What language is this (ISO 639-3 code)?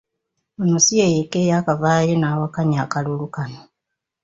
lug